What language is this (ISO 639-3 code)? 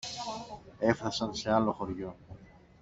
ell